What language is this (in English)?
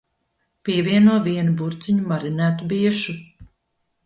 Latvian